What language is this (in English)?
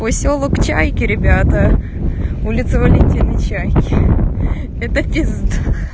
Russian